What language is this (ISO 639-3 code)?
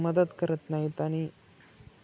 mar